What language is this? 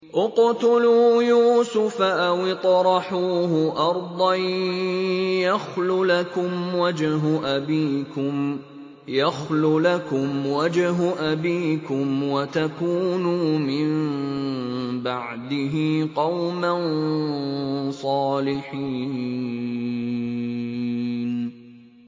Arabic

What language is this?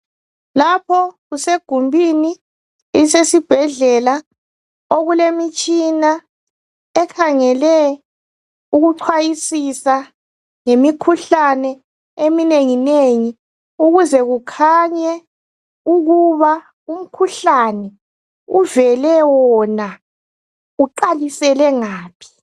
North Ndebele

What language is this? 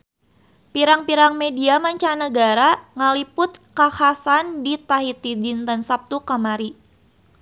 Sundanese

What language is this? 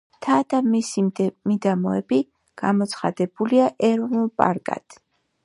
Georgian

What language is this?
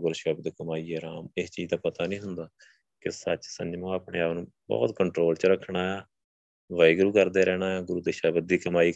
Punjabi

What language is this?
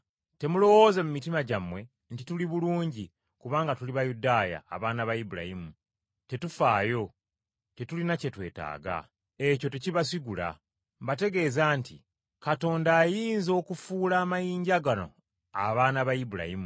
Ganda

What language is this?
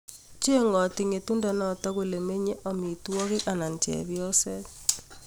Kalenjin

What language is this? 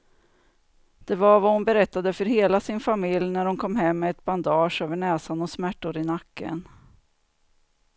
Swedish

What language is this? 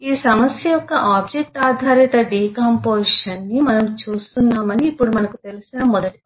Telugu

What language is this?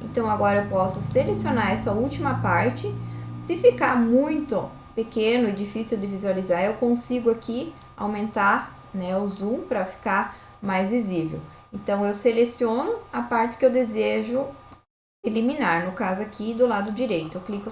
Portuguese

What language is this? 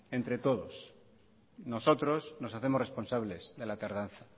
Spanish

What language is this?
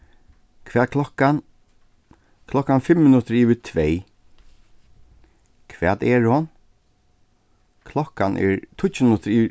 Faroese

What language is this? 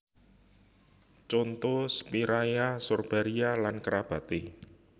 Javanese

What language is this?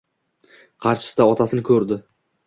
Uzbek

